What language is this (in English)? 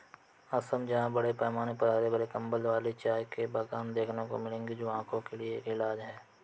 Hindi